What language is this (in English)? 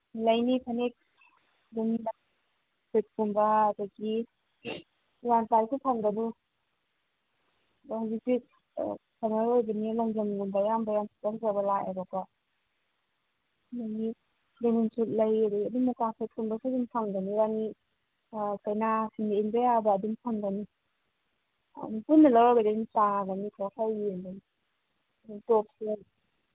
Manipuri